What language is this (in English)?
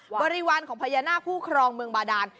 Thai